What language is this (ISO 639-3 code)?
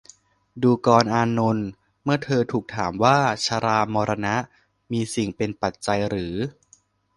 tha